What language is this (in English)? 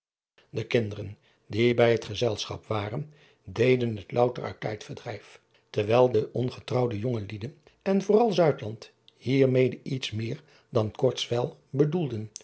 Dutch